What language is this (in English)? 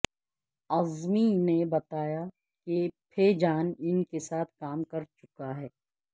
Urdu